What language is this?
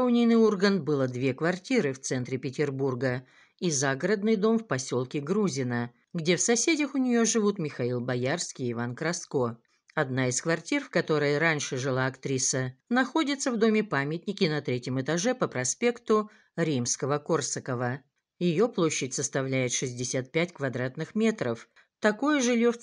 Russian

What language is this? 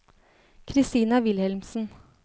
Norwegian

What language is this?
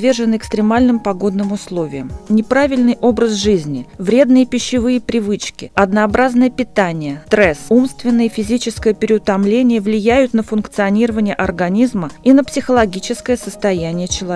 Russian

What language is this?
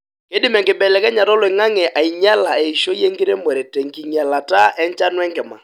Masai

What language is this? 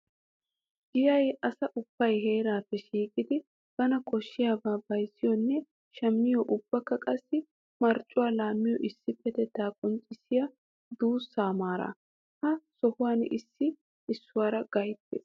Wolaytta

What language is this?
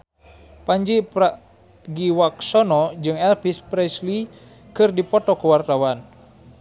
Sundanese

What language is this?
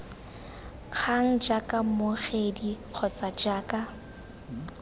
Tswana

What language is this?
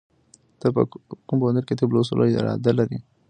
Pashto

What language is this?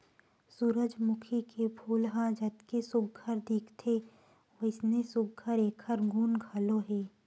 Chhattisgarhi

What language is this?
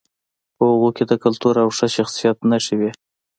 Pashto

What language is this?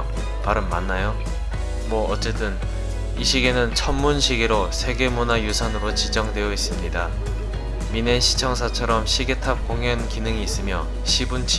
Korean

